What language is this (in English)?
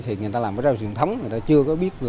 Vietnamese